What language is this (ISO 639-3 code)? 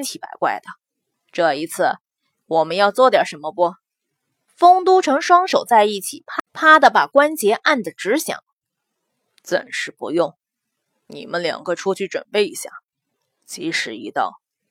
zho